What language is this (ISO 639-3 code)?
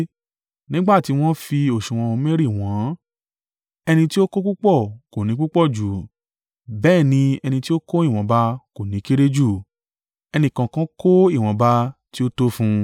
yor